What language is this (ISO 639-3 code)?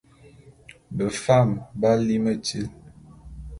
bum